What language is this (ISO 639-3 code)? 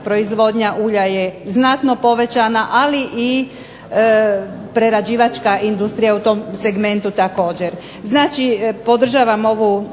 hrv